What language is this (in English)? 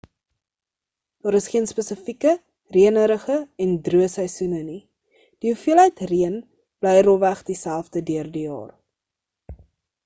Afrikaans